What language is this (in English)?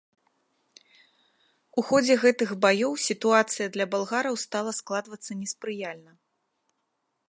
Belarusian